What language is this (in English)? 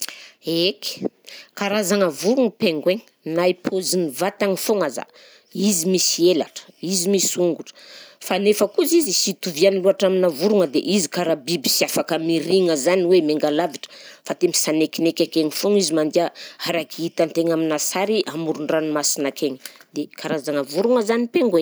Southern Betsimisaraka Malagasy